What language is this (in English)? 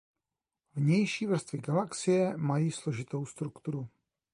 Czech